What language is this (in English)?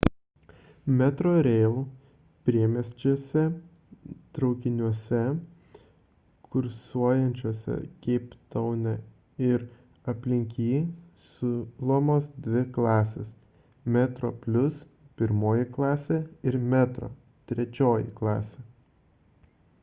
Lithuanian